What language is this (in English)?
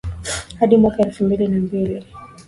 Swahili